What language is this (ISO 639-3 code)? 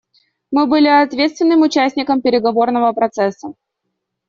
rus